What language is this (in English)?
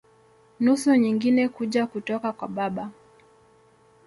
Swahili